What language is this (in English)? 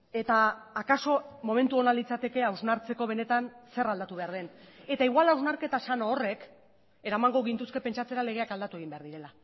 Basque